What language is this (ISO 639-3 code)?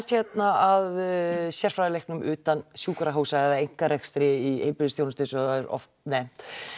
isl